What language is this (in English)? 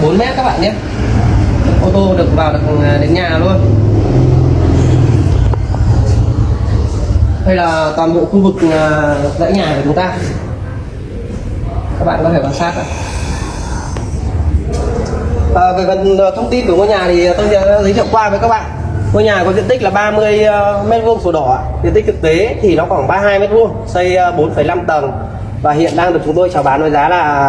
Vietnamese